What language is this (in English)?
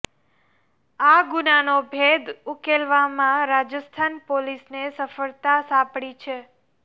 Gujarati